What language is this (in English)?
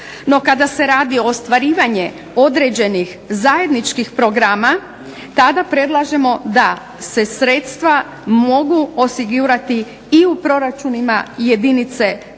Croatian